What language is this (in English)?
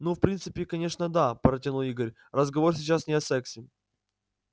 Russian